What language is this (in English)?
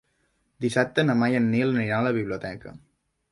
Catalan